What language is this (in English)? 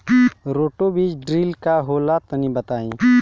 Bhojpuri